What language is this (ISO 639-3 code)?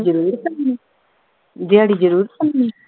pan